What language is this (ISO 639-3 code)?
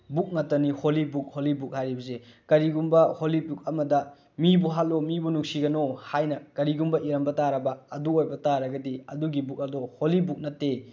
mni